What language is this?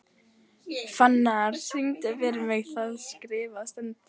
Icelandic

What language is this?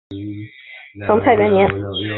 Chinese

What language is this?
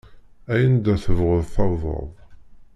Kabyle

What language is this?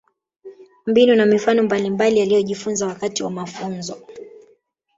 Swahili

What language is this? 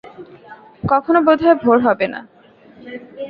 Bangla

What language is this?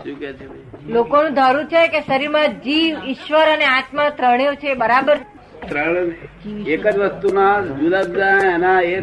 Gujarati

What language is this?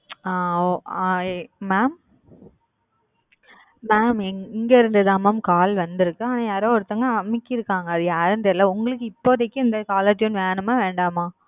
Tamil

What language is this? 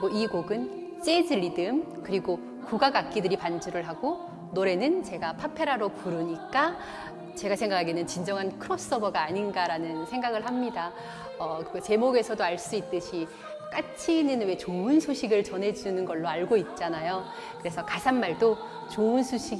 Korean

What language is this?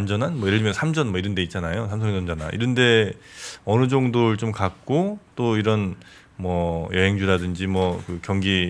Korean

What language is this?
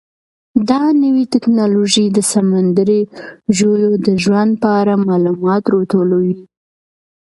Pashto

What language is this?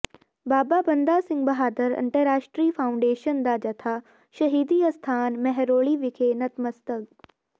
Punjabi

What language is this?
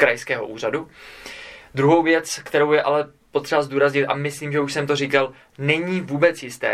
Czech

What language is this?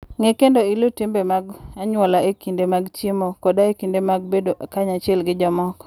Luo (Kenya and Tanzania)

